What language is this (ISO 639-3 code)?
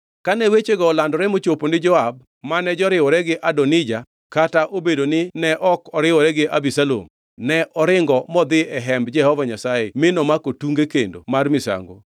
luo